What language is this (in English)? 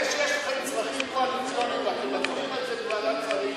Hebrew